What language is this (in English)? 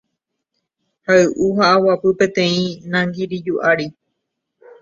Guarani